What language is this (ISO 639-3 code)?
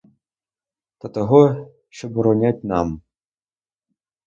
ukr